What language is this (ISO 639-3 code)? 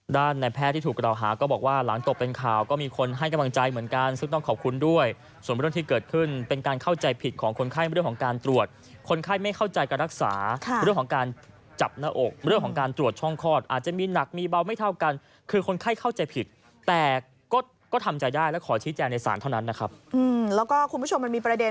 tha